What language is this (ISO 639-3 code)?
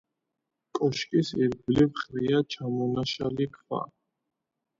kat